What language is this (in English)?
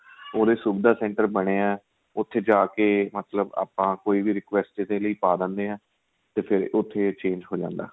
Punjabi